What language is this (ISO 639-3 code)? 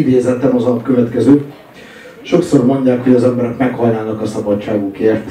hun